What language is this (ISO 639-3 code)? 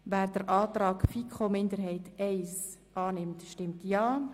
gsw